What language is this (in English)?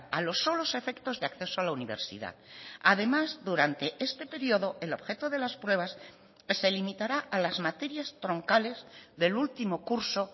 Spanish